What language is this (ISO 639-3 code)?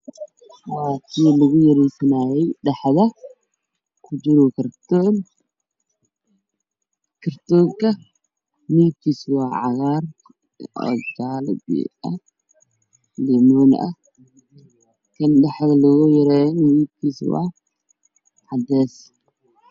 som